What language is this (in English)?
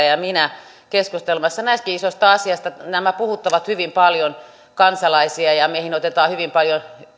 Finnish